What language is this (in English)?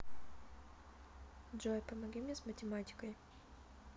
Russian